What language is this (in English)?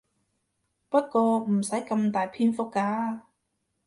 Cantonese